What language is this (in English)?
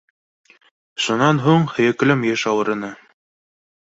Bashkir